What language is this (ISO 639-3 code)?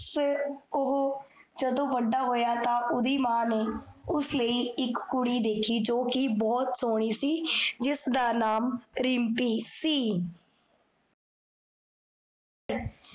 pan